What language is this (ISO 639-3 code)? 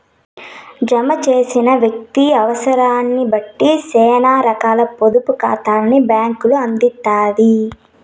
tel